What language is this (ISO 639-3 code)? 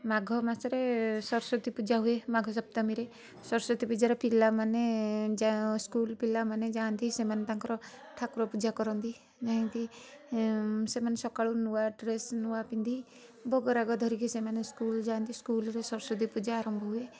ori